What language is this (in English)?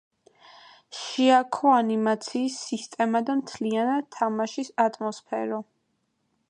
Georgian